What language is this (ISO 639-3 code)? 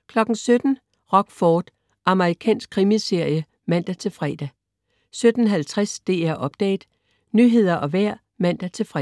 dan